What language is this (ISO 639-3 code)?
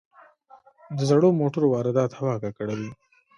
pus